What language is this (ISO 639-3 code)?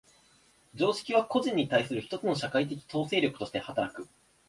jpn